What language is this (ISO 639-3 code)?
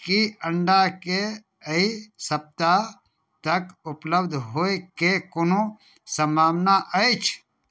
mai